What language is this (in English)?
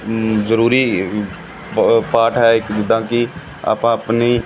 Punjabi